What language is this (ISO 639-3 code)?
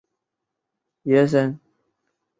zho